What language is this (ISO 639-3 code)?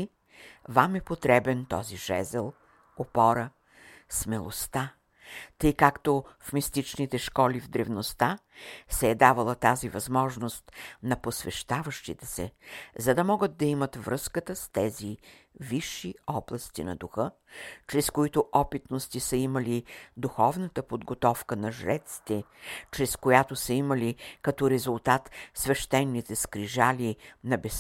bul